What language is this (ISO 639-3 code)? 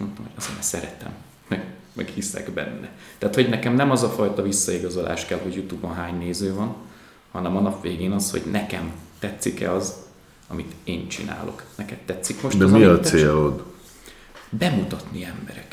hun